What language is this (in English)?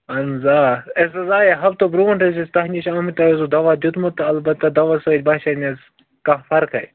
Kashmiri